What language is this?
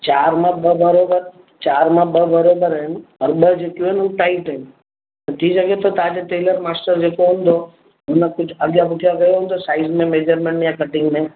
Sindhi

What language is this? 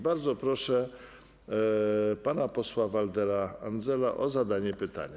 Polish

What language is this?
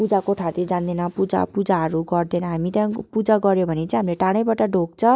Nepali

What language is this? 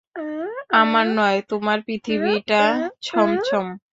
Bangla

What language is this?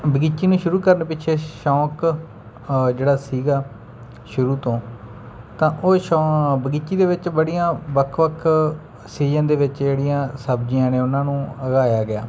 Punjabi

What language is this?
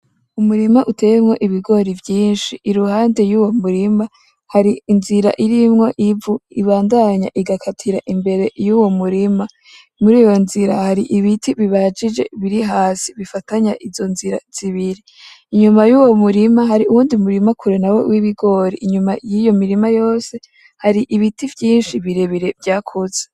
Rundi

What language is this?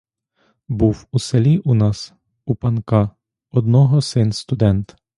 Ukrainian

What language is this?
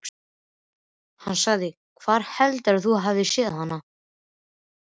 Icelandic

